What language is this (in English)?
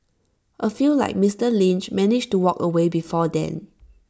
English